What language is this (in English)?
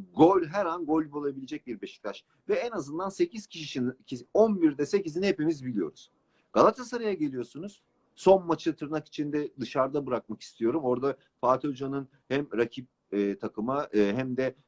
Turkish